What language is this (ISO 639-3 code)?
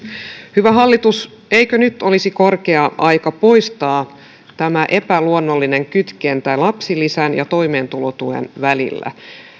fin